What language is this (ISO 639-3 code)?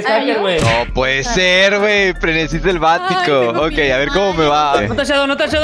spa